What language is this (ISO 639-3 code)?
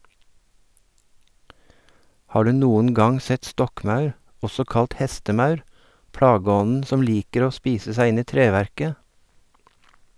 nor